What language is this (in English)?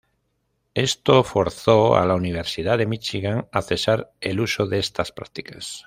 Spanish